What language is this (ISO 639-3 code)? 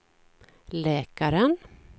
swe